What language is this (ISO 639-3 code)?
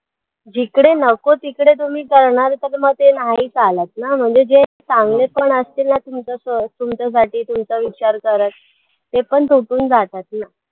mar